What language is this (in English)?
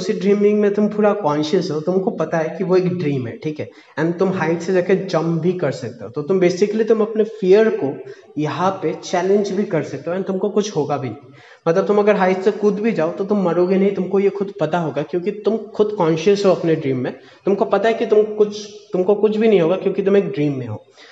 Hindi